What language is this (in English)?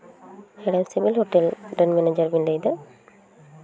Santali